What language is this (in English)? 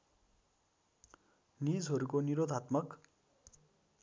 Nepali